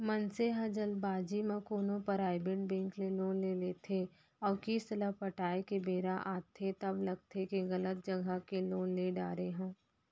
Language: Chhattisgarhi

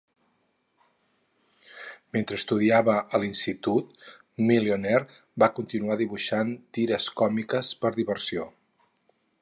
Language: Catalan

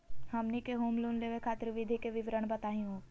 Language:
Magahi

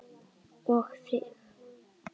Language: Icelandic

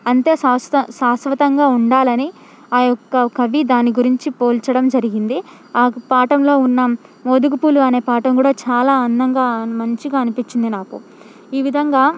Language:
Telugu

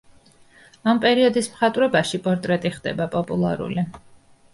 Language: Georgian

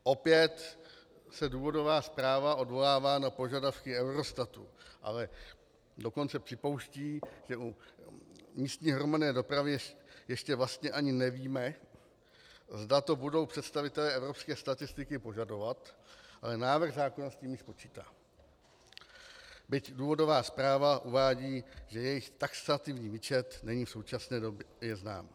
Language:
Czech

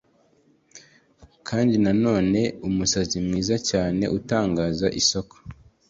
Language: Kinyarwanda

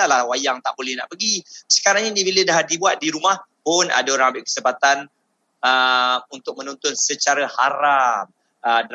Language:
Malay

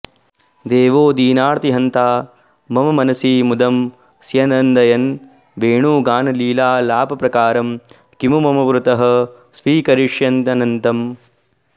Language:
Sanskrit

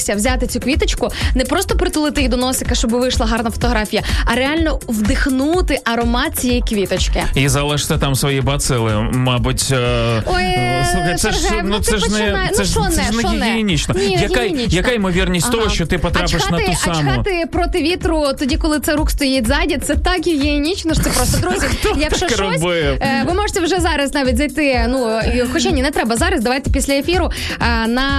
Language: Ukrainian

